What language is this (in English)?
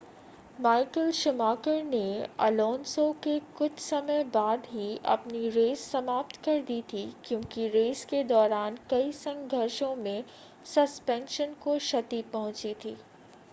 Hindi